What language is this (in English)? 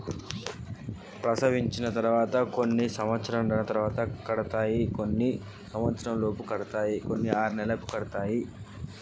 Telugu